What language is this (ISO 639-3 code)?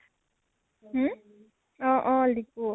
asm